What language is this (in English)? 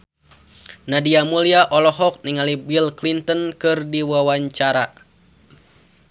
Sundanese